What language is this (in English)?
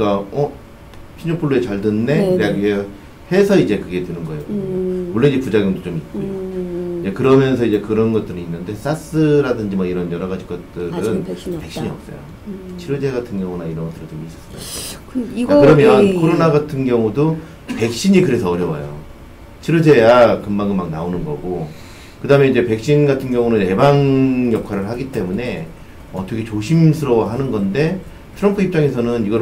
Korean